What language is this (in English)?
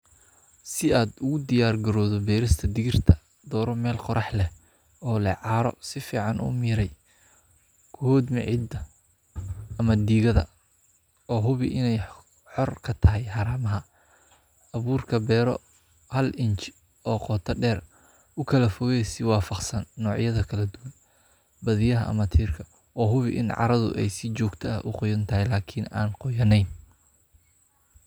Somali